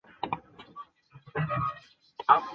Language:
Chinese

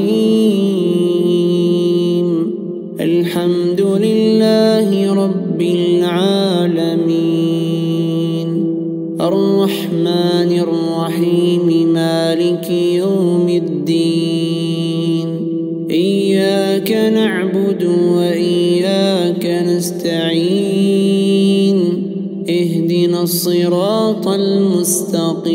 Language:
Arabic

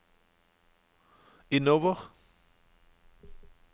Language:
Norwegian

